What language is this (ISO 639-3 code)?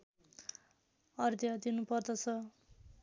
nep